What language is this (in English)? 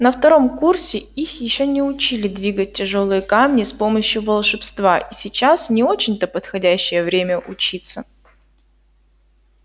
Russian